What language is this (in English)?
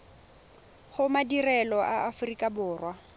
Tswana